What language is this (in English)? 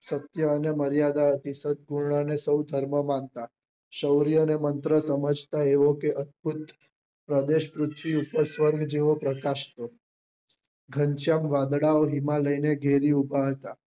Gujarati